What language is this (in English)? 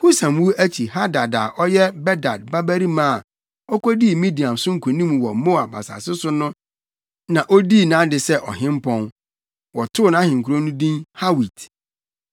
Akan